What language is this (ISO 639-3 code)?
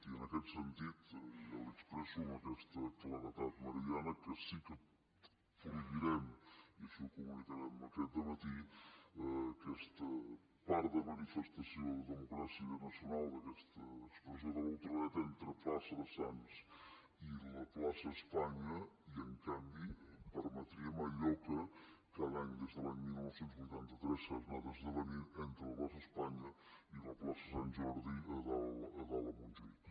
cat